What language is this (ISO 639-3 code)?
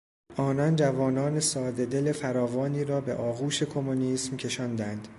fas